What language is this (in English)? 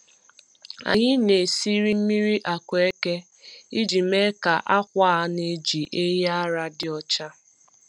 Igbo